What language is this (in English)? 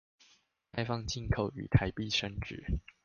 Chinese